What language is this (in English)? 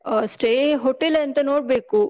Kannada